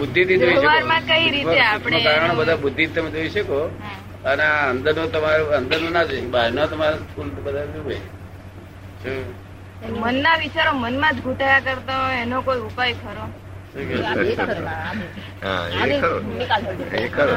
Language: Gujarati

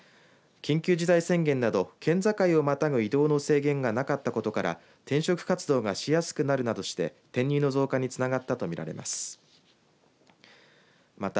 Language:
Japanese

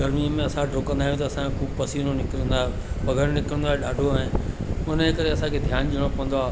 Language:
Sindhi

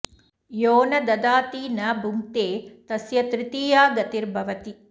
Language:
Sanskrit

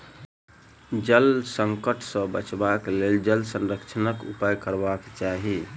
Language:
Maithili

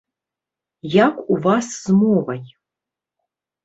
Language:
Belarusian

